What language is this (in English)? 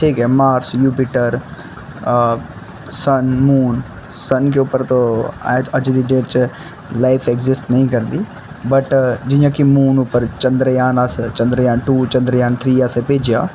Dogri